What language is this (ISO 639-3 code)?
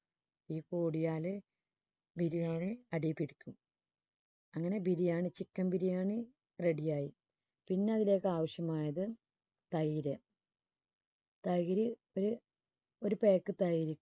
mal